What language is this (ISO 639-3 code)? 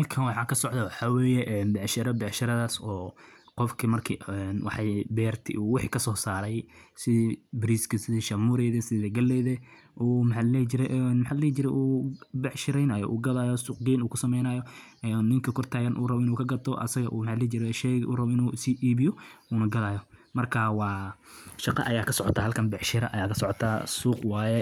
som